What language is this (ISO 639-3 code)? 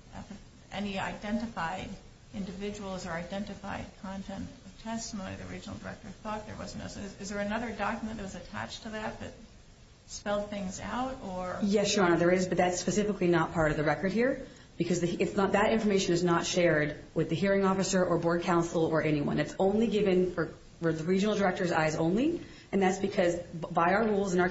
eng